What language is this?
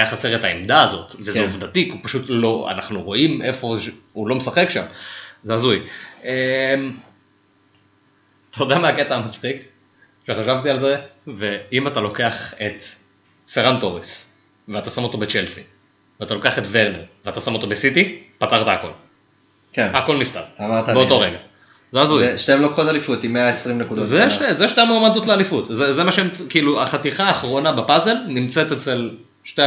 Hebrew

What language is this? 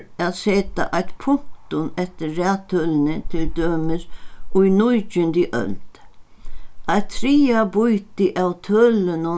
Faroese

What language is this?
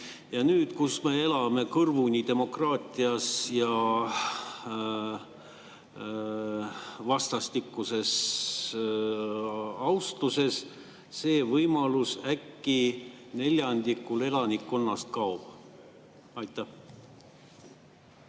Estonian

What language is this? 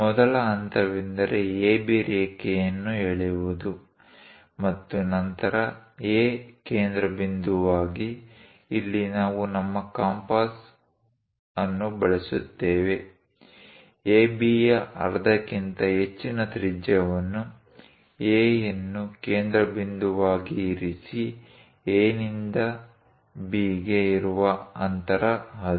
Kannada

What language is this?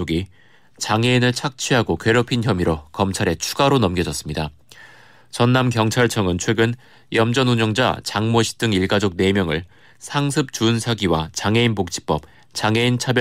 Korean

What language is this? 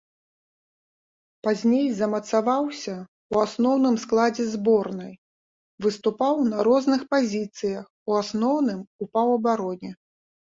Belarusian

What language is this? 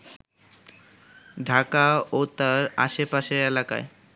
Bangla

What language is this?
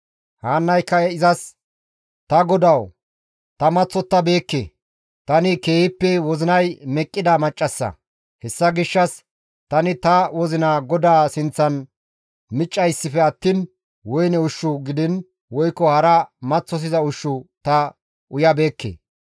Gamo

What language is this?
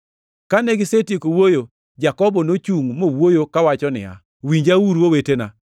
Luo (Kenya and Tanzania)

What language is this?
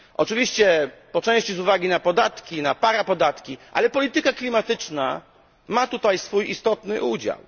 Polish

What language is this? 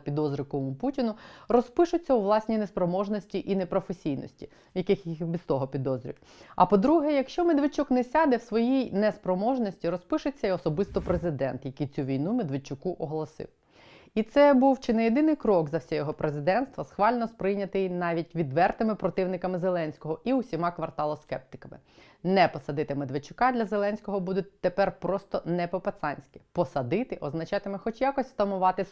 Ukrainian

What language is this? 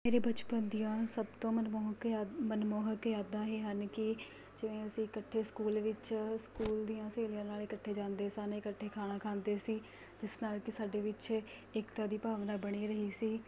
Punjabi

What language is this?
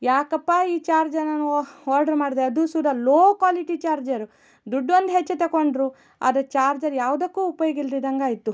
Kannada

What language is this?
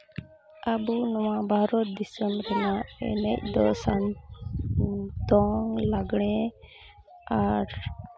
Santali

